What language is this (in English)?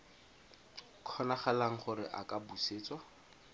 Tswana